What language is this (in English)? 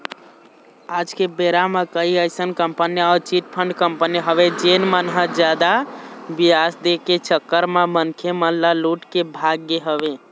Chhattisgarhi